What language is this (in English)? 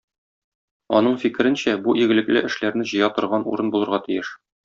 Tatar